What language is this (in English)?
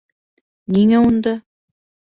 Bashkir